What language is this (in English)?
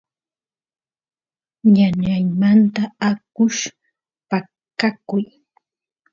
Santiago del Estero Quichua